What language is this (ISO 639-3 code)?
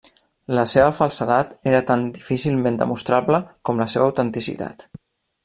cat